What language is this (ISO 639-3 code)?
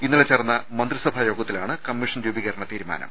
mal